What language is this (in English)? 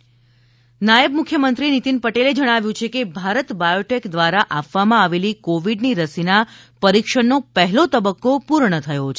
Gujarati